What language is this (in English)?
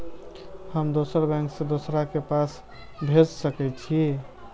Maithili